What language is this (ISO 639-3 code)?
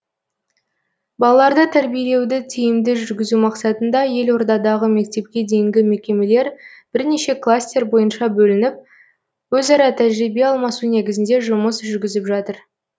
kaz